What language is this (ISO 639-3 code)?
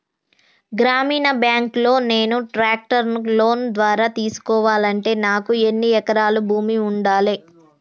tel